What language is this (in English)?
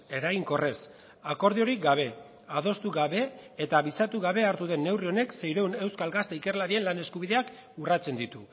Basque